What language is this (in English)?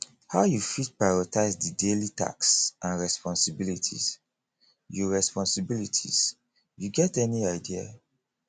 Nigerian Pidgin